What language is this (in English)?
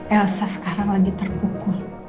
Indonesian